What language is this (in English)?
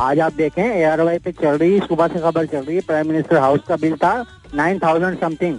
Hindi